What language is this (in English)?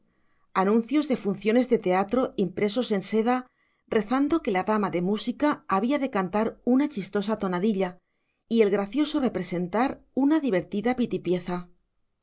Spanish